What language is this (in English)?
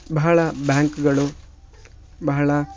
Kannada